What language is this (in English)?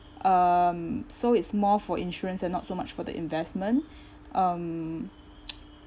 English